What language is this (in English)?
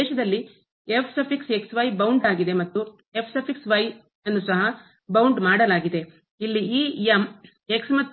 Kannada